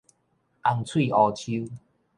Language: Min Nan Chinese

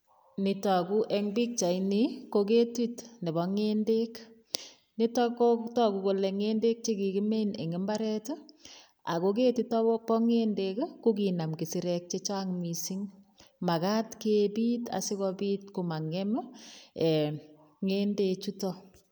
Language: Kalenjin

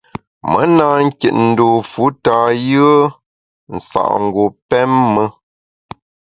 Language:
Bamun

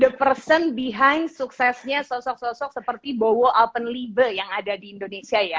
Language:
Indonesian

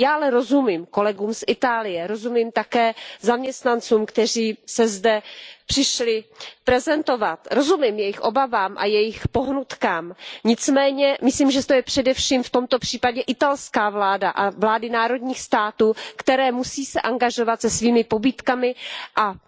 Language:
Czech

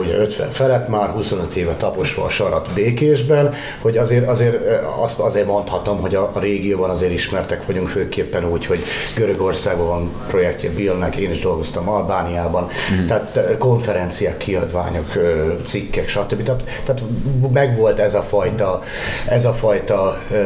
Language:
Hungarian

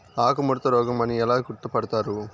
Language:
Telugu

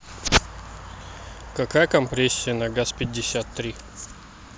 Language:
Russian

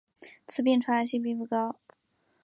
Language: Chinese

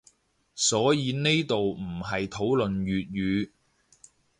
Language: Cantonese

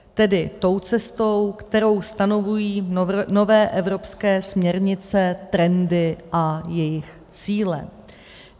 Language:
Czech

